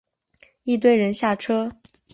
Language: Chinese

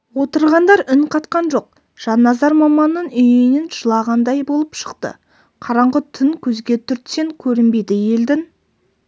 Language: Kazakh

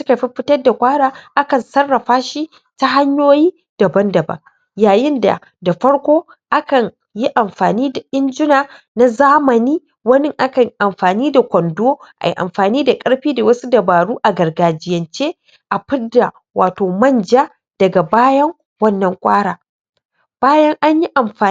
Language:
Hausa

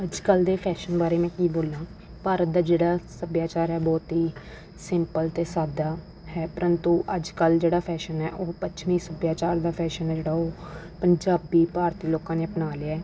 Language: Punjabi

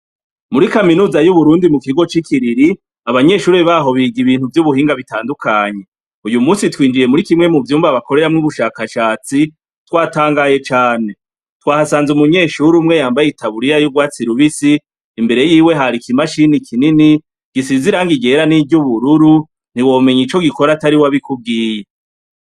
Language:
Rundi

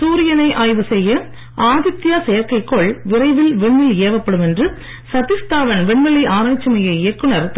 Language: Tamil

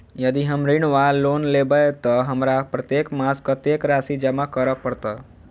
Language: Maithili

